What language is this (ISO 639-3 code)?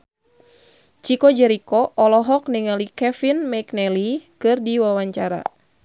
sun